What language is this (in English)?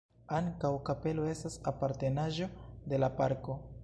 Esperanto